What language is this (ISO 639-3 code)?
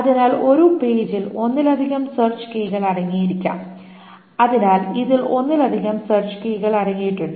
mal